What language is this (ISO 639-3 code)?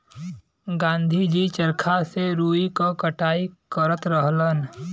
bho